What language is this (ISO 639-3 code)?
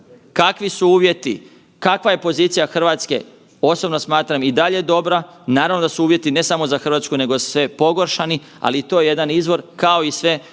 hrv